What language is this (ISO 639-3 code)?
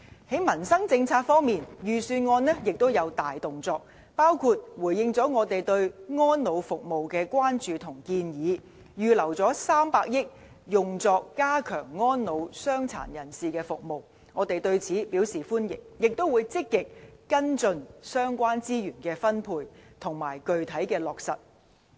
yue